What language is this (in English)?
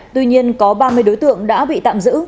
Vietnamese